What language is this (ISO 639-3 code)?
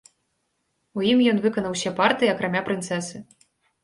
bel